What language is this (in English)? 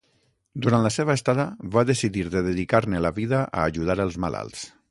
Catalan